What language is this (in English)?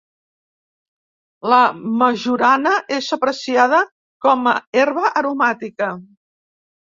Catalan